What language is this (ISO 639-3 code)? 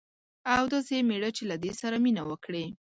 pus